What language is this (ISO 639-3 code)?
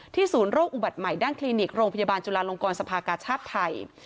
tha